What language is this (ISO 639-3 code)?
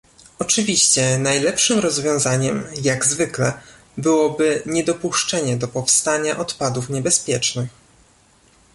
pol